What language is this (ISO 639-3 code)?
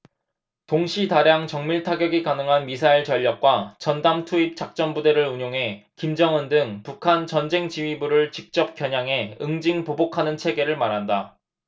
kor